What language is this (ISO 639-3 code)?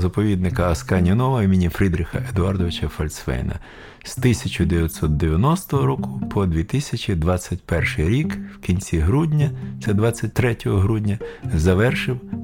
ukr